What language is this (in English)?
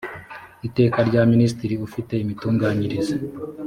Kinyarwanda